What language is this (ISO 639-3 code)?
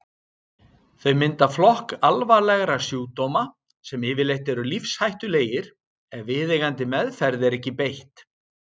isl